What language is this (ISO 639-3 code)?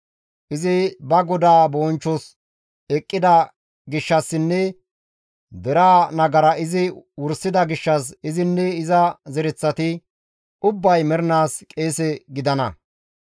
gmv